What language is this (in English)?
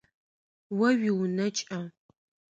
Adyghe